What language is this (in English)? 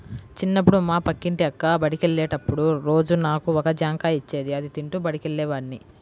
Telugu